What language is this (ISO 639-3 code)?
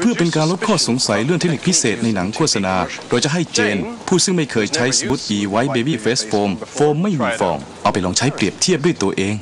tha